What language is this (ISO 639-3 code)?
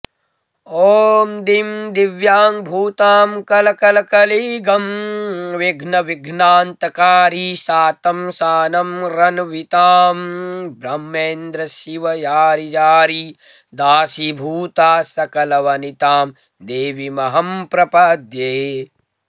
san